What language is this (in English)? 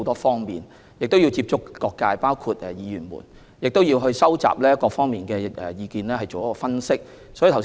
Cantonese